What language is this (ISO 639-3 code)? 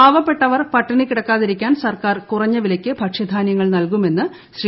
mal